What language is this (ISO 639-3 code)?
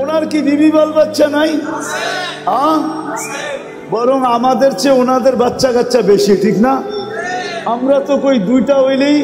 tur